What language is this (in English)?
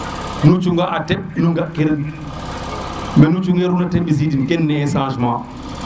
Serer